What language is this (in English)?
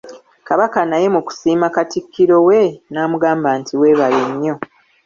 Ganda